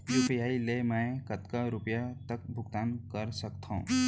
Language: Chhattisgarhi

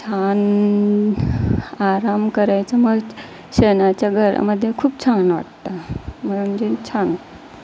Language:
Marathi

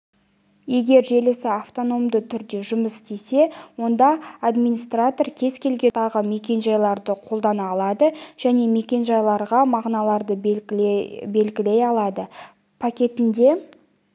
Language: Kazakh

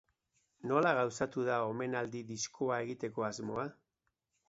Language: Basque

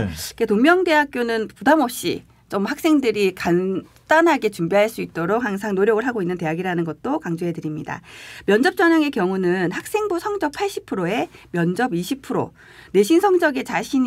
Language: Korean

